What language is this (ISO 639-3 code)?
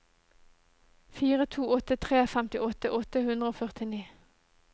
nor